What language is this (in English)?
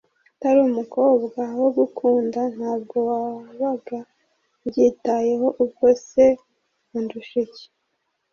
Kinyarwanda